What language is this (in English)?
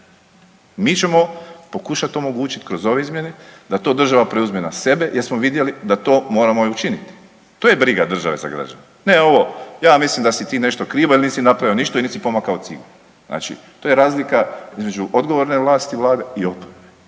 Croatian